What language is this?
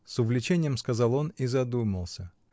Russian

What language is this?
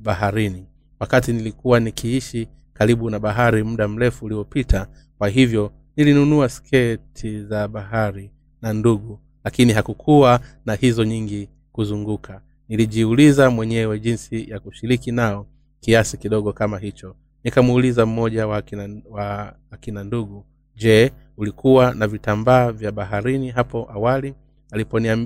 Swahili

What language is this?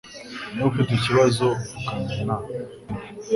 Kinyarwanda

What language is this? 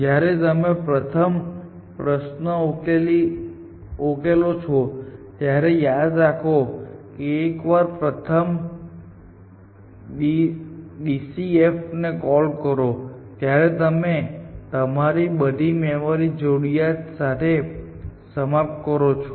Gujarati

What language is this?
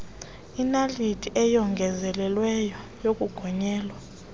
Xhosa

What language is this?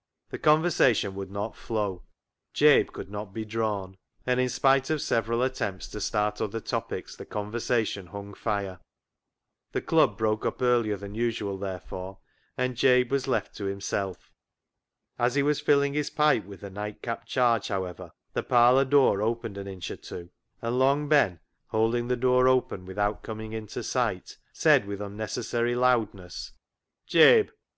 English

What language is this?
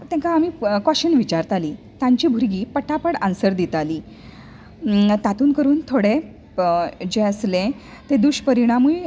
Konkani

